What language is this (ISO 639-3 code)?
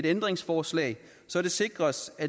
dan